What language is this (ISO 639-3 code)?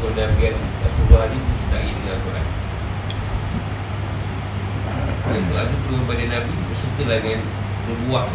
msa